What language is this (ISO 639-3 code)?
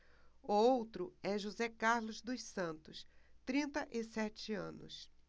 por